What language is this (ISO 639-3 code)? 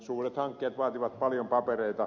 fin